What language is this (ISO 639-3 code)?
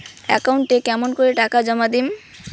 ben